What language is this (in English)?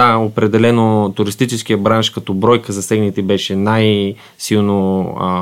Bulgarian